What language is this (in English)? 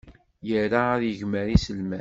Kabyle